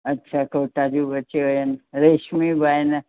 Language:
Sindhi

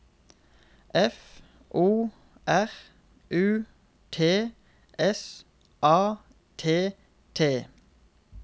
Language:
Norwegian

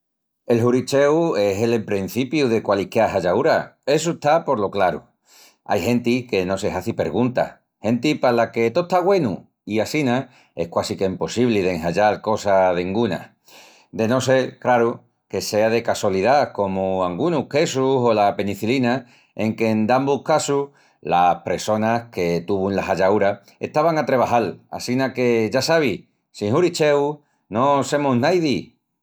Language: Extremaduran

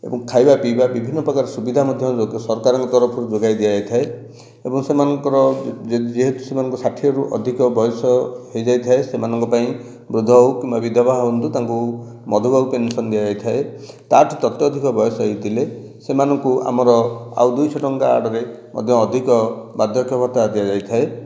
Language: Odia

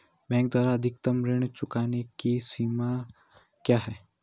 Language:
Hindi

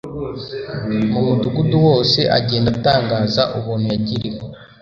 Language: Kinyarwanda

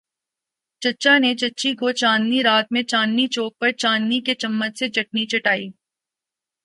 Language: Urdu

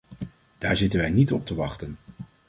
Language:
Dutch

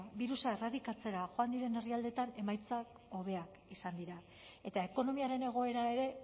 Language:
Basque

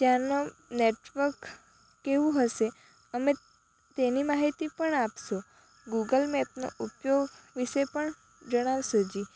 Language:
Gujarati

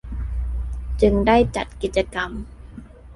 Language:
Thai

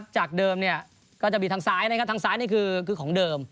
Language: Thai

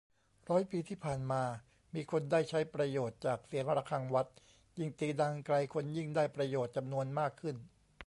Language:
Thai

